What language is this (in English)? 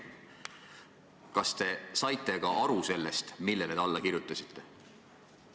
Estonian